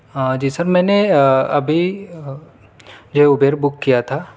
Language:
Urdu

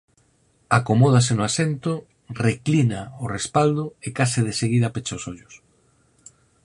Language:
Galician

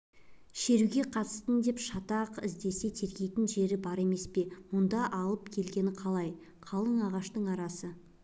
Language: Kazakh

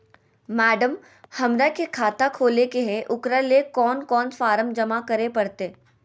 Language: Magahi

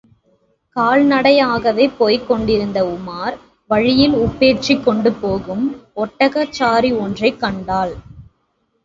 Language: Tamil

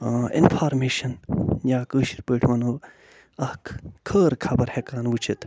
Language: Kashmiri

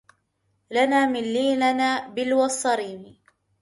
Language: Arabic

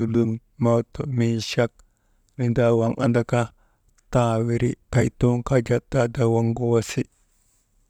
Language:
Maba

